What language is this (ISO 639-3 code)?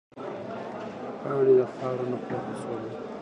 pus